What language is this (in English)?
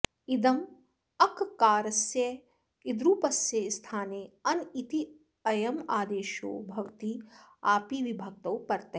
Sanskrit